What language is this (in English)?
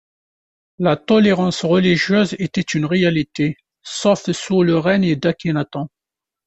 French